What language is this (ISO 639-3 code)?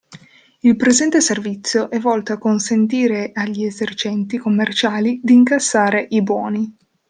ita